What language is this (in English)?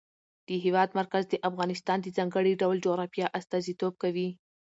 Pashto